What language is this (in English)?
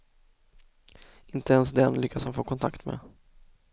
Swedish